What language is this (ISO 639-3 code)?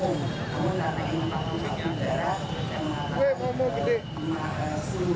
ind